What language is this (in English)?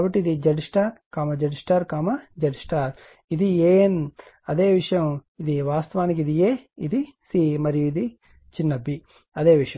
Telugu